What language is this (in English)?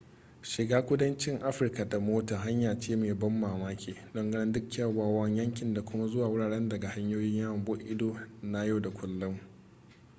Hausa